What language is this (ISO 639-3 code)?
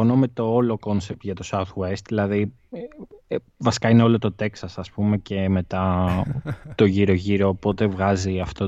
ell